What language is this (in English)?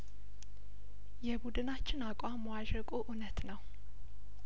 Amharic